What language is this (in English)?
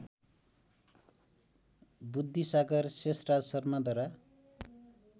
Nepali